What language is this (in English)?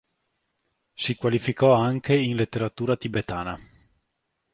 Italian